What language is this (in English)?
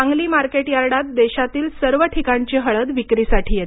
Marathi